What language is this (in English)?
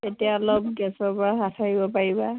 Assamese